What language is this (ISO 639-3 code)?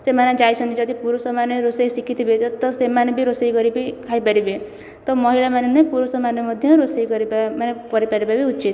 ori